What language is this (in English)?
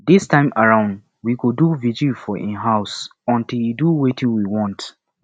Nigerian Pidgin